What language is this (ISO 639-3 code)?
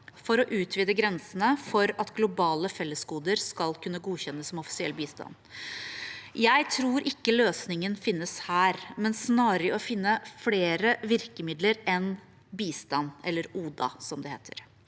nor